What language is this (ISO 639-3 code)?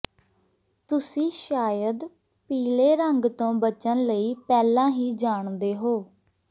pan